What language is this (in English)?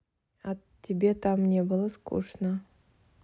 Russian